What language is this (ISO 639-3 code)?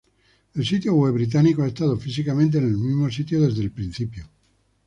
spa